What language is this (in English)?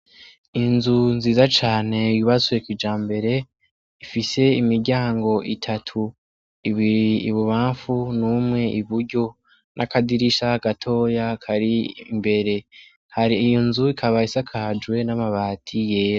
Rundi